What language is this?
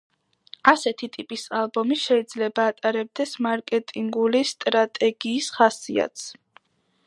Georgian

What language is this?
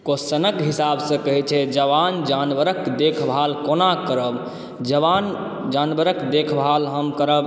Maithili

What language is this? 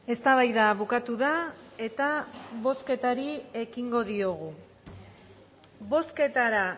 Basque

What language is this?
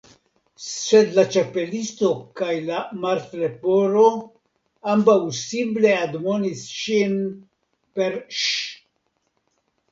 Esperanto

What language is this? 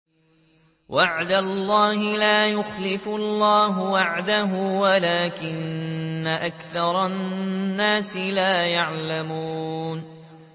Arabic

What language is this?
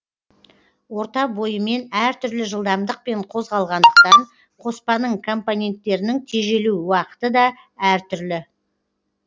Kazakh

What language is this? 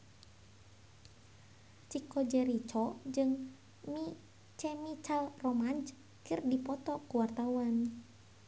Sundanese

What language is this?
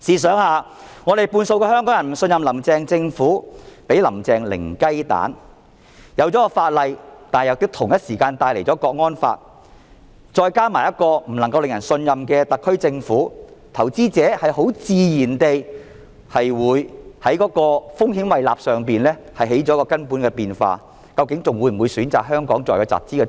Cantonese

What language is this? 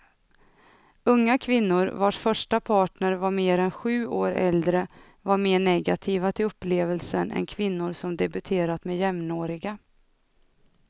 Swedish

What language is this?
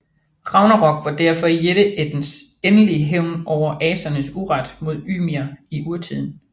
Danish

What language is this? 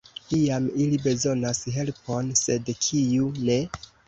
Esperanto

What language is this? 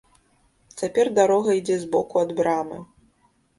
Belarusian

